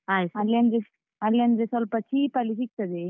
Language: Kannada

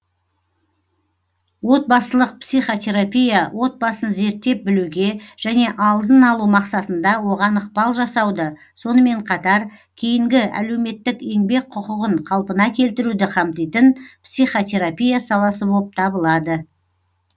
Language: Kazakh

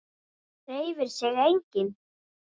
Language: Icelandic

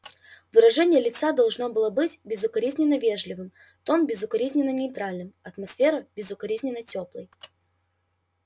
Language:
Russian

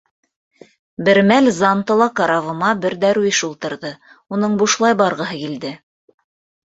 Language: Bashkir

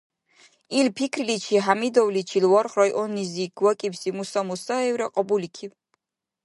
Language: Dargwa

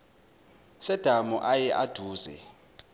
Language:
Zulu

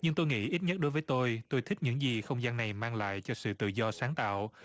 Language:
Vietnamese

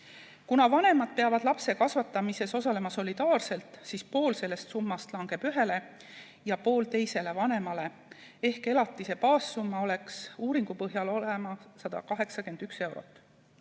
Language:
Estonian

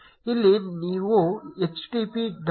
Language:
Kannada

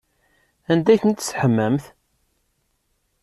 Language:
Kabyle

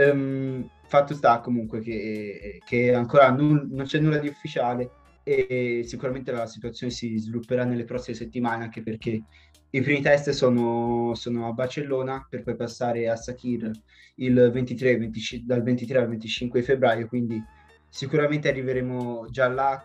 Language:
Italian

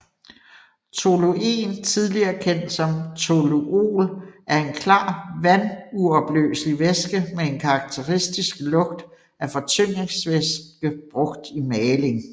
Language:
Danish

